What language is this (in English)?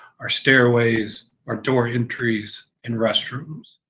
English